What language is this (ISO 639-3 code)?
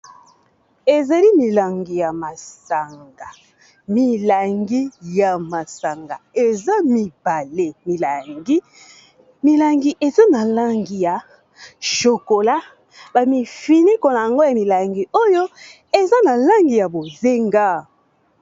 lin